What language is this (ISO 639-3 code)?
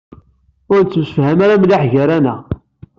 kab